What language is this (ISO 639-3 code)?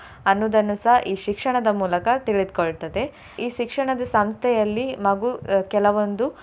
kan